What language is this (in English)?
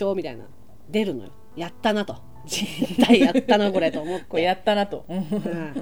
Japanese